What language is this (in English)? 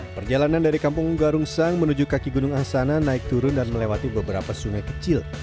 Indonesian